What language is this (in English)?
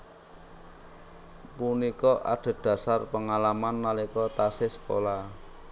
Javanese